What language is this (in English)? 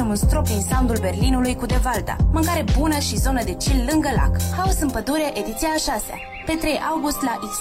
Romanian